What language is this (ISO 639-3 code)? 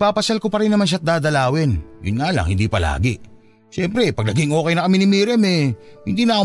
fil